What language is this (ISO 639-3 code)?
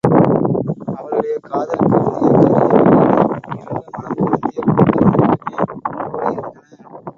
tam